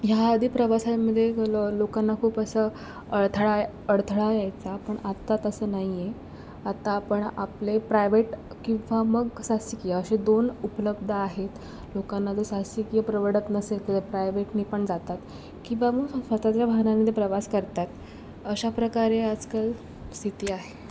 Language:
Marathi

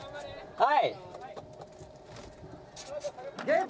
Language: Japanese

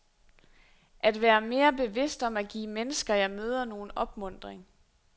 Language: Danish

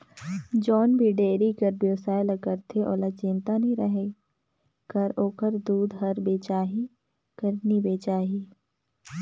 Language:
Chhattisgarhi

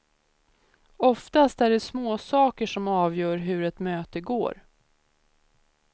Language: Swedish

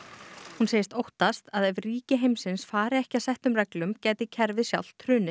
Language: Icelandic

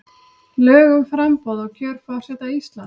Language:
Icelandic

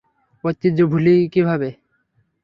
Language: Bangla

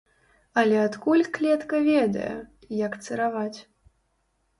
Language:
Belarusian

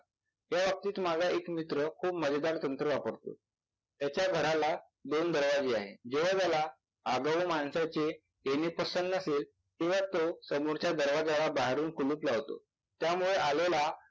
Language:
Marathi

